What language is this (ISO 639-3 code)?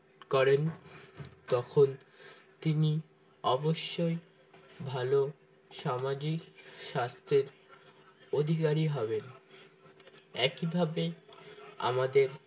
ben